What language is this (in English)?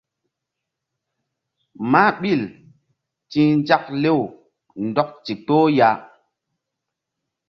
Mbum